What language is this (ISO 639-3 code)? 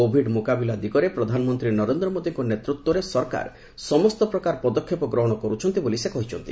ori